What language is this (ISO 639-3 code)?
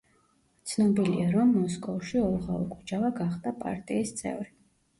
kat